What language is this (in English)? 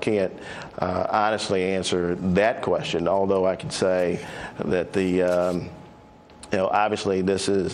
English